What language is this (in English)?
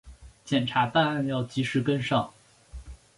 Chinese